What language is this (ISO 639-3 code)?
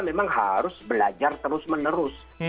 ind